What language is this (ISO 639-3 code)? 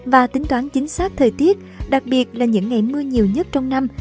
vie